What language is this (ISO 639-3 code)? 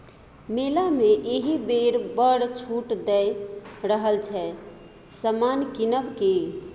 mai